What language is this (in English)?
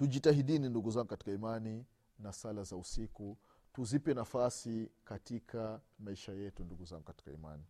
Swahili